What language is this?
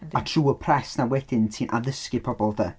Welsh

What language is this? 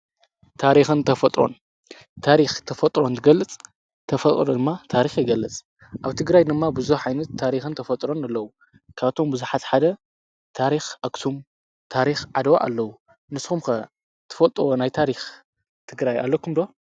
Tigrinya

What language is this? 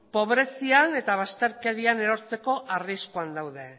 Basque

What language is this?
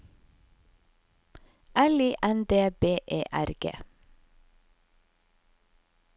Norwegian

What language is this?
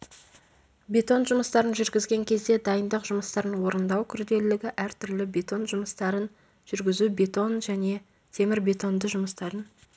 Kazakh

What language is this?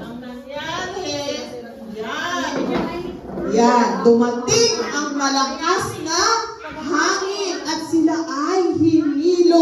Filipino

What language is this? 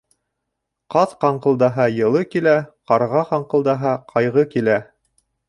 Bashkir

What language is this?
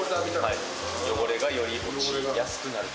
Japanese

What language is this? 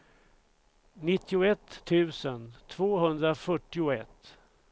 Swedish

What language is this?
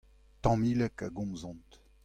Breton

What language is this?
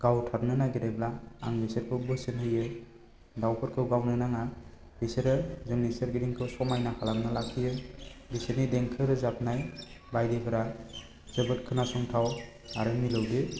Bodo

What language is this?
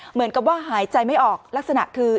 Thai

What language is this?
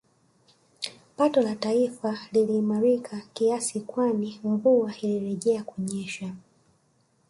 Swahili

